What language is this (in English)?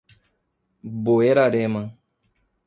Portuguese